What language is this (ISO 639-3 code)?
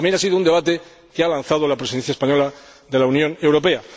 spa